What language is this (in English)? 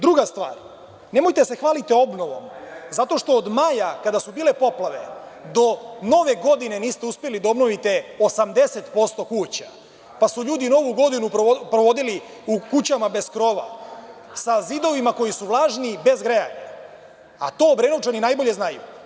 Serbian